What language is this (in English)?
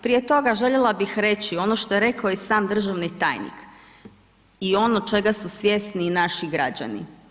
Croatian